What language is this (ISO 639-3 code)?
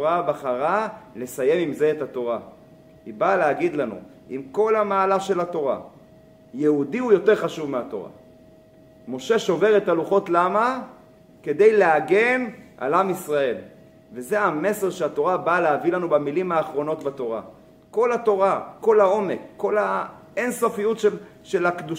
heb